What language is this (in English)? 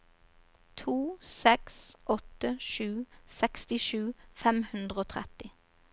Norwegian